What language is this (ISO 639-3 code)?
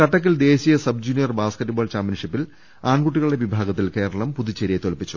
mal